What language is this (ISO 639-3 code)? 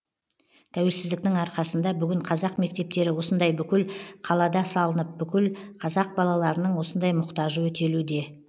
kaz